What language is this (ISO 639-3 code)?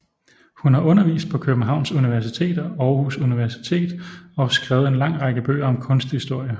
dan